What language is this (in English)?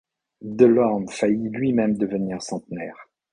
French